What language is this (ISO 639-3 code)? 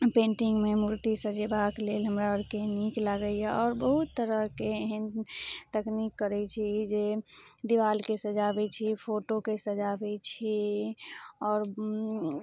mai